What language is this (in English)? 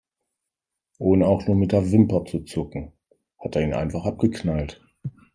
German